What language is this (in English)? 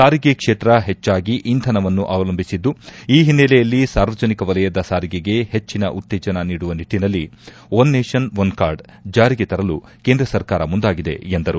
Kannada